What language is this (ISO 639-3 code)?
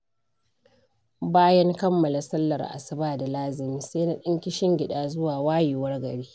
hau